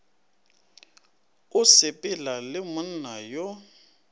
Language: Northern Sotho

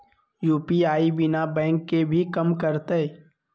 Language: Magahi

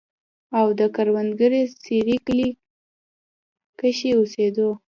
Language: Pashto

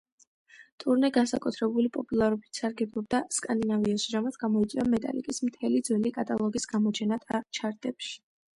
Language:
Georgian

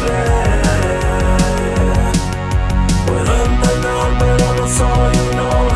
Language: Indonesian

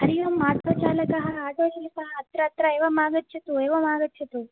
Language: Sanskrit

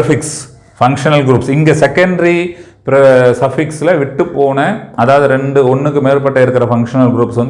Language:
Tamil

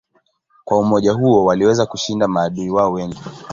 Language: Swahili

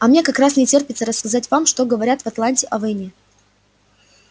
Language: Russian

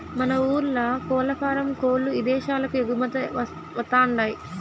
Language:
Telugu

